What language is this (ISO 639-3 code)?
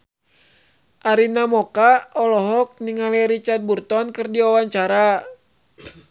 sun